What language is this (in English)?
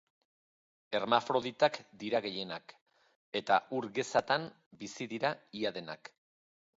Basque